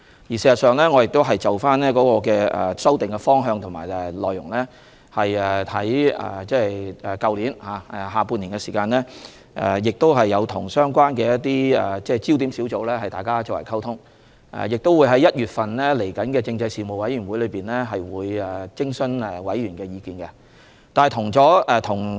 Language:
Cantonese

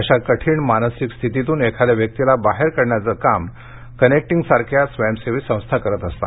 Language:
Marathi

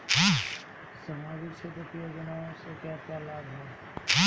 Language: Bhojpuri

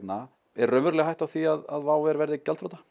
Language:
Icelandic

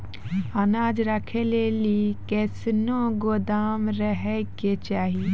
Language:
Maithili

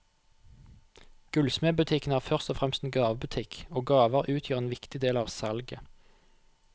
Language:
Norwegian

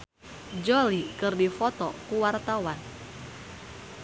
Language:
Sundanese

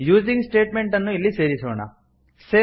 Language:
Kannada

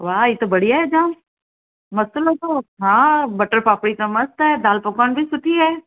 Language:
Sindhi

